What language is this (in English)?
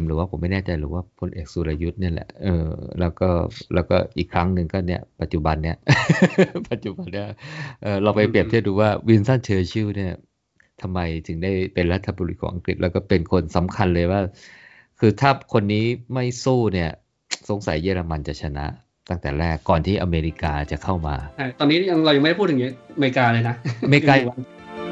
Thai